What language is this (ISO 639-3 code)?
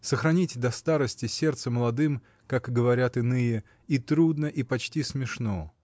rus